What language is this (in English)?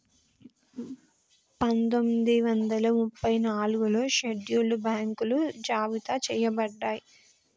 Telugu